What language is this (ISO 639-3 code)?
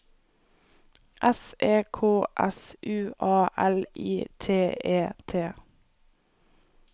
nor